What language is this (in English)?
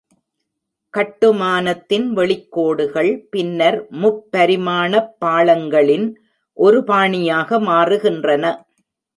Tamil